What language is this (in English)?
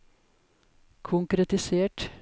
Norwegian